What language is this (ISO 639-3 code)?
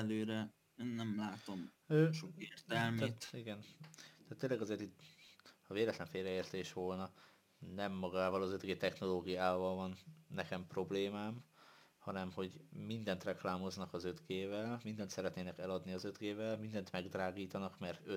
hun